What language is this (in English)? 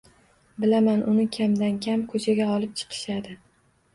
Uzbek